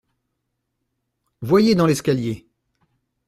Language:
French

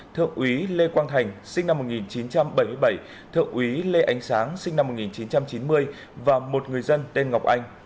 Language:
Vietnamese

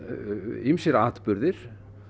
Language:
Icelandic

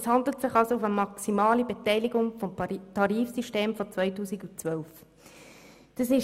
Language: Swiss German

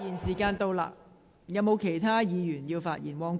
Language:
Cantonese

